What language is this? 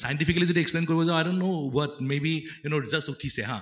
Assamese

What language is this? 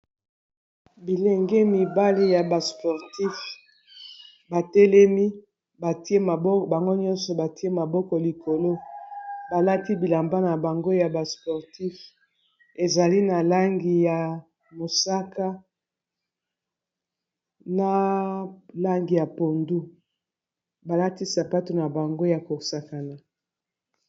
Lingala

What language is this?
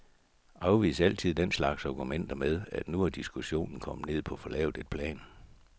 Danish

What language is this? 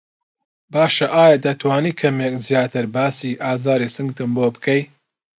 Central Kurdish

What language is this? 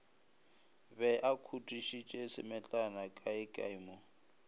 Northern Sotho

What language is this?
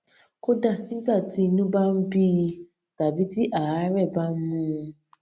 Yoruba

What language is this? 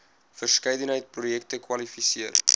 Afrikaans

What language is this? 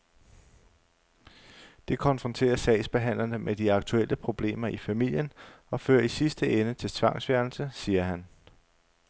Danish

